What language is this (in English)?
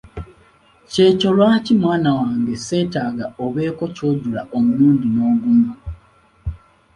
Ganda